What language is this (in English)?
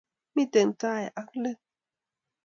Kalenjin